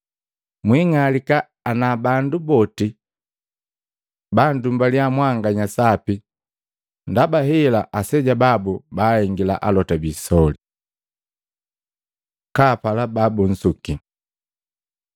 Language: Matengo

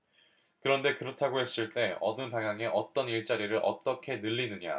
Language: Korean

